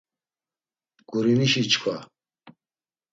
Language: Laz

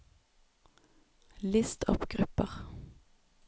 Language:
Norwegian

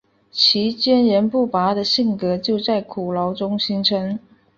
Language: Chinese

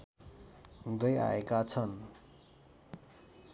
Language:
Nepali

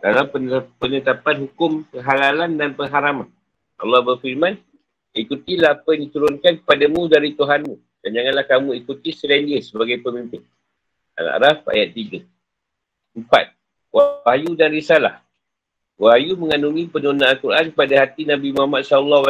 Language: Malay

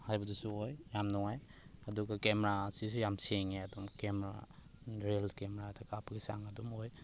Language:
Manipuri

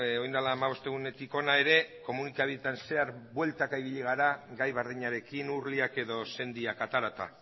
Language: Basque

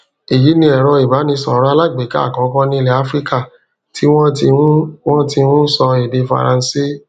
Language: Yoruba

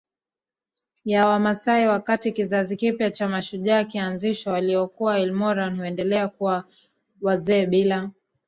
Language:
Swahili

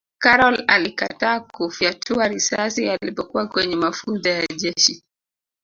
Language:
Swahili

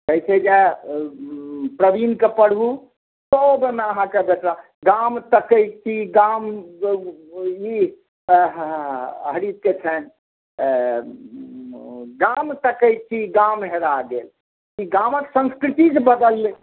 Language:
Maithili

